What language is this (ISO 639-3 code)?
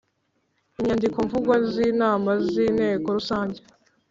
kin